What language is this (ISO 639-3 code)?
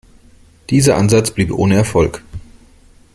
deu